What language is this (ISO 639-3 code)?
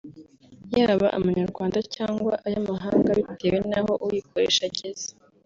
kin